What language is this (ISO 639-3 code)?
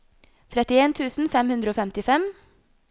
nor